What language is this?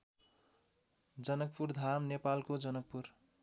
Nepali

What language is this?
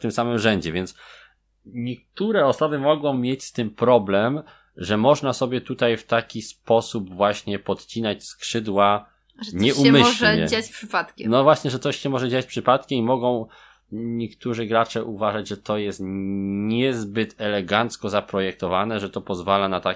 Polish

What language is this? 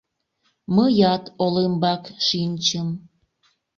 Mari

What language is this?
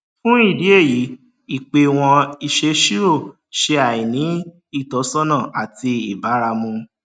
Yoruba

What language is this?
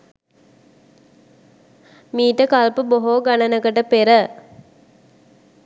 Sinhala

